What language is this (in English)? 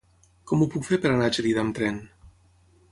Catalan